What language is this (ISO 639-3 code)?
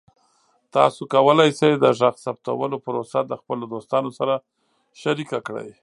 pus